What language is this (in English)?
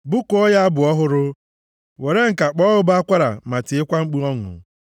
Igbo